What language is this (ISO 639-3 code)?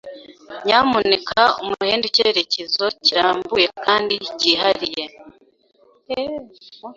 kin